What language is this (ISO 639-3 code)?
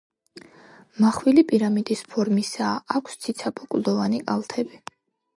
kat